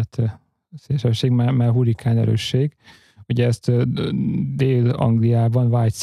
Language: Hungarian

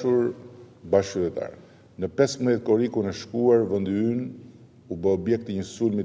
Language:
Hebrew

